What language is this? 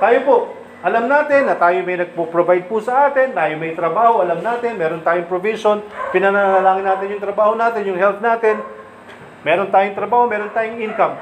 Filipino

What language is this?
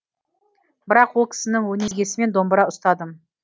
Kazakh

